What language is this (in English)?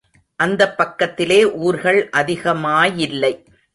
Tamil